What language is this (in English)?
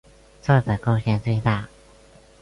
Chinese